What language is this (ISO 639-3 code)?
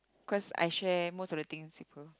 eng